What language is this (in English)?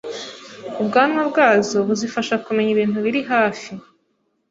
Kinyarwanda